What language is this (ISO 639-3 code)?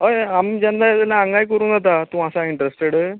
kok